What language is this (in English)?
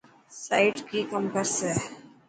Dhatki